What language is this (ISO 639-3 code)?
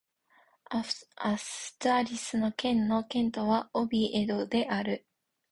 jpn